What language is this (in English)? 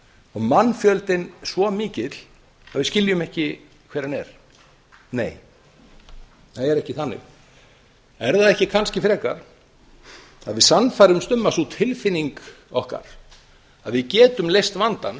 Icelandic